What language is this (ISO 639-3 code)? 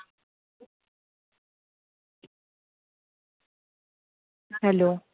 mar